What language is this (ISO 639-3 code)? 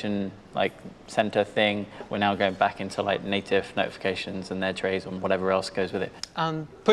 eng